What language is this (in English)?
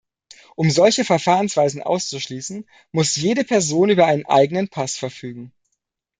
German